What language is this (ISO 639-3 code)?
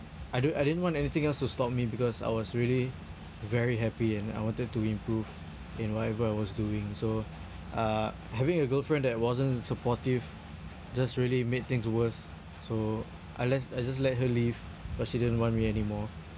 eng